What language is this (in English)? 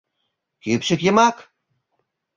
Mari